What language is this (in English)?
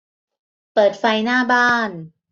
Thai